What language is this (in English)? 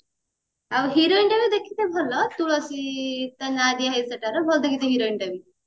Odia